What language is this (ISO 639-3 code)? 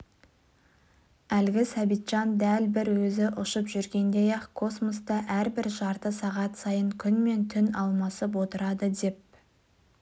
kaz